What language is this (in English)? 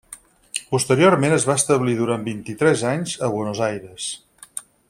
Catalan